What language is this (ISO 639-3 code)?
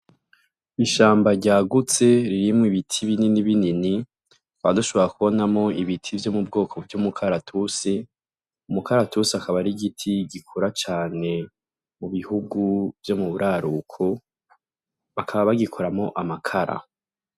run